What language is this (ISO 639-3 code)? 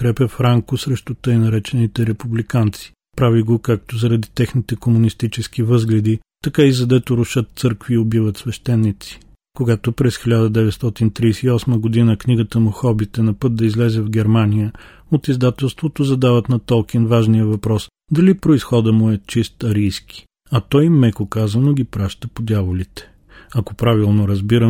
bul